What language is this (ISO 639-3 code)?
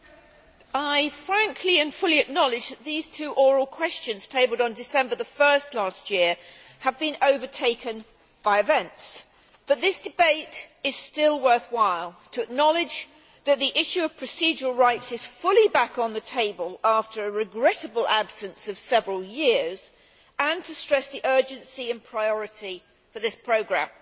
eng